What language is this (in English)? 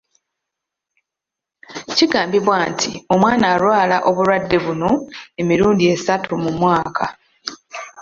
Ganda